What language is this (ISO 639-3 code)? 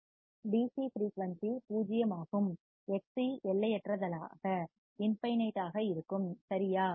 tam